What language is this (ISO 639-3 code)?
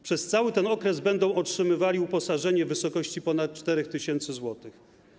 pol